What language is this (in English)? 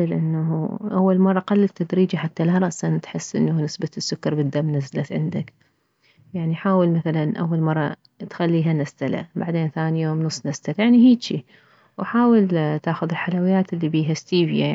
Mesopotamian Arabic